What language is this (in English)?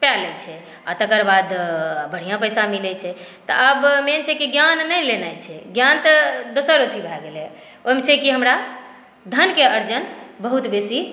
Maithili